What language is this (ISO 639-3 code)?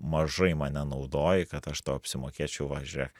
lit